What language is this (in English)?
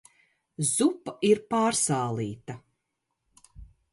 Latvian